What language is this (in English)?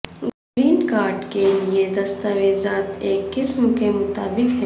Urdu